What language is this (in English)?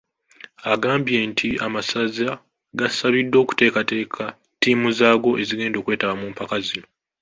Ganda